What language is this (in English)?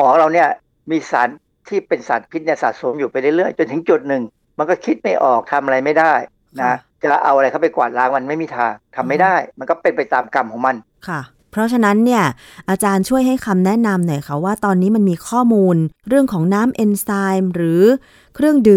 Thai